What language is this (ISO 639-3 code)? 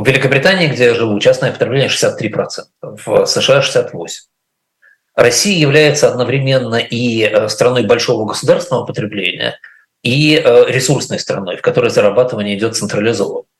rus